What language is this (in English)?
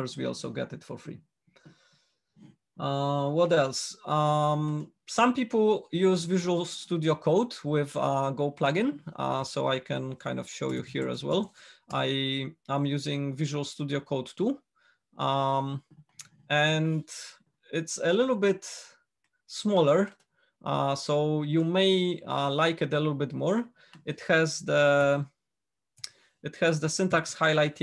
English